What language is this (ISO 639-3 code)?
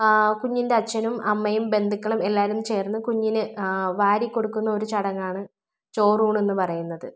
mal